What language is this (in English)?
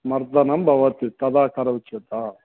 Sanskrit